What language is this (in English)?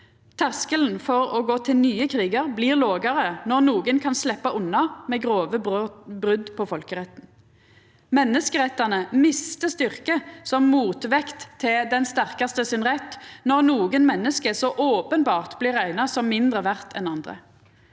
Norwegian